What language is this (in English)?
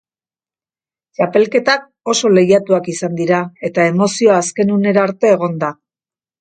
Basque